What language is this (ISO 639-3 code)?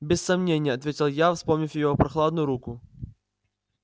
rus